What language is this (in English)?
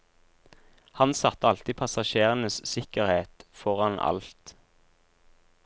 Norwegian